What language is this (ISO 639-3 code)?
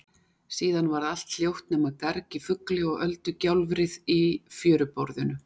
isl